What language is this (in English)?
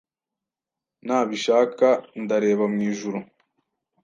Kinyarwanda